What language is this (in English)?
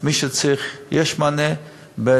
Hebrew